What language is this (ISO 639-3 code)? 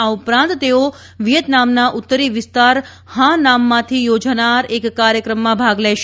guj